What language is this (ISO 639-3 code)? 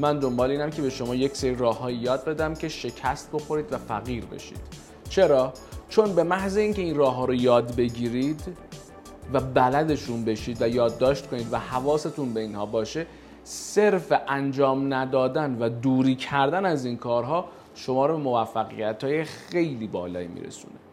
fas